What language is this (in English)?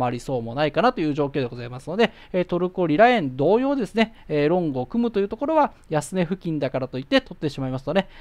Japanese